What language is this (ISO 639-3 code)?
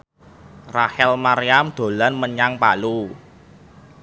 jav